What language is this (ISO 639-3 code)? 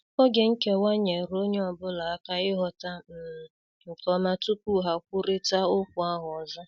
ibo